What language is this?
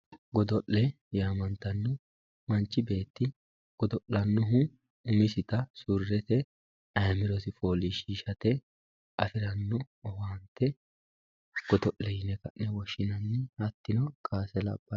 Sidamo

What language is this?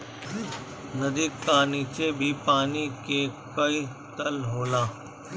Bhojpuri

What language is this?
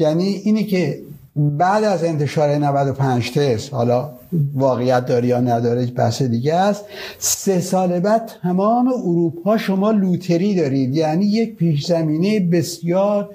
Persian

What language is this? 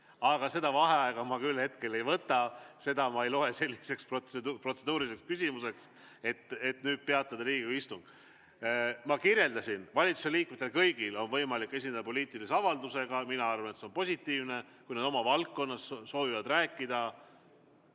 Estonian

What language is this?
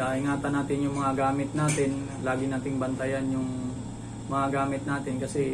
Filipino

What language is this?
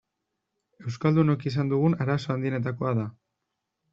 Basque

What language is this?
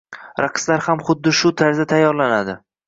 Uzbek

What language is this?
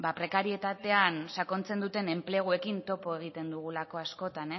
Basque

